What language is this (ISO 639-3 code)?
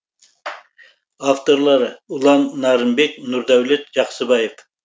kaz